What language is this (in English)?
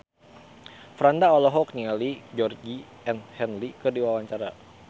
Sundanese